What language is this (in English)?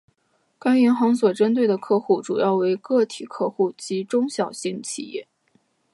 Chinese